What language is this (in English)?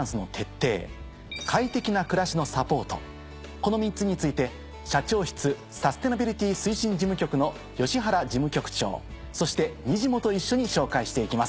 Japanese